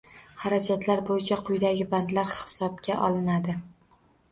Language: Uzbek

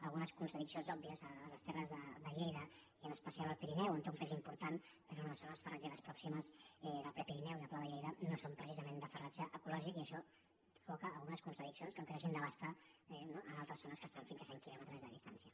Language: Catalan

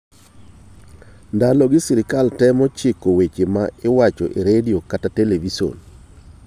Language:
Luo (Kenya and Tanzania)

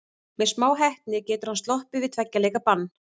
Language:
Icelandic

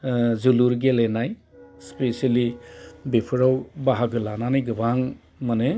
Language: Bodo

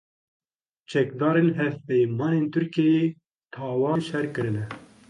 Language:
Kurdish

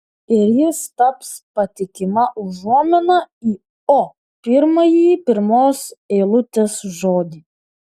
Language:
Lithuanian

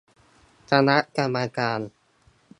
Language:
Thai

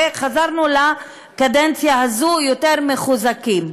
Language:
Hebrew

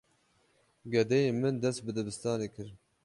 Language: Kurdish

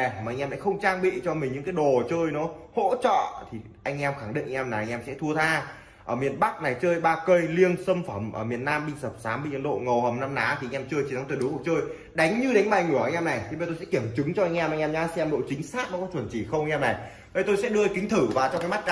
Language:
Vietnamese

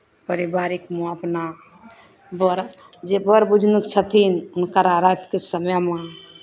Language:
Maithili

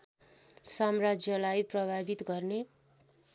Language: Nepali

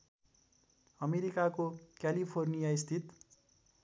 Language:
Nepali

